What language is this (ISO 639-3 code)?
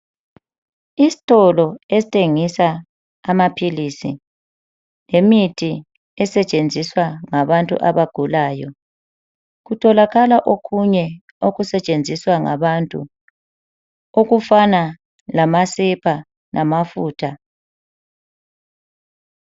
nde